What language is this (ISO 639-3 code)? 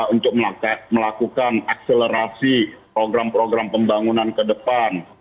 ind